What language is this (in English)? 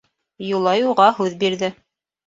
Bashkir